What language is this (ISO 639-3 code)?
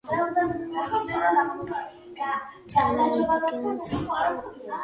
kat